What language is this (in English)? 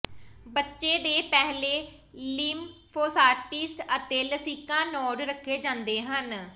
Punjabi